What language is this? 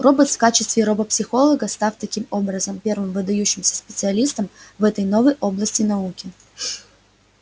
Russian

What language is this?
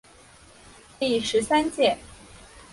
Chinese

